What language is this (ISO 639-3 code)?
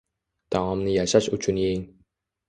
uzb